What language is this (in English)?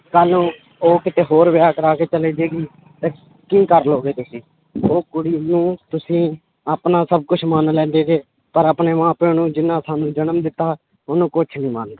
Punjabi